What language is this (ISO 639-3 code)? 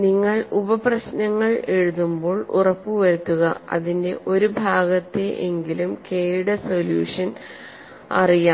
mal